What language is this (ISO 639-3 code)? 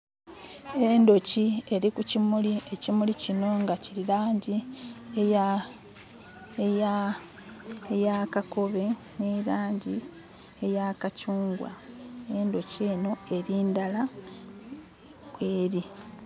xog